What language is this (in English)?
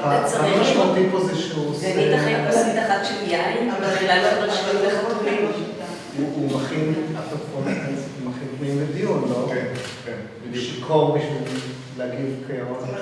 Hebrew